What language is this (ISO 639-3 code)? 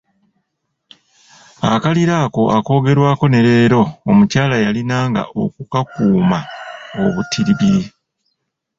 lug